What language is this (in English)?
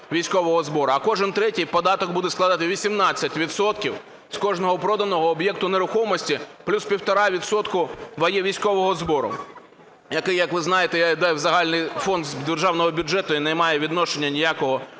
Ukrainian